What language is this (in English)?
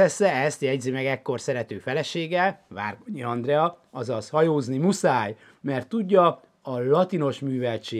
Hungarian